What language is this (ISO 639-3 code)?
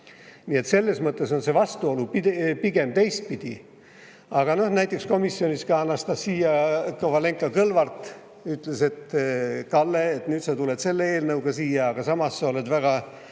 est